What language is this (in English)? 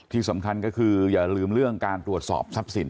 Thai